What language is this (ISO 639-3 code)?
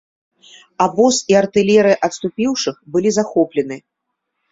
bel